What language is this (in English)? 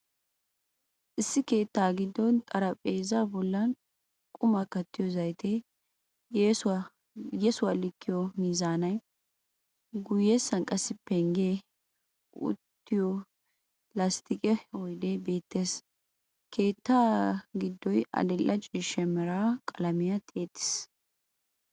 Wolaytta